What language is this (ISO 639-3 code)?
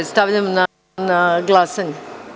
srp